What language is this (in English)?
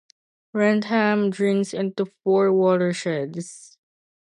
English